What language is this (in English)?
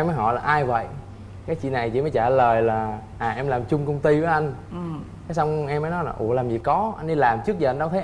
Vietnamese